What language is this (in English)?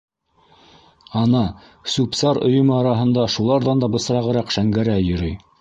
Bashkir